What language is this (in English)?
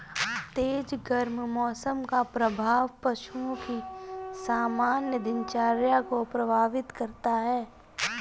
Hindi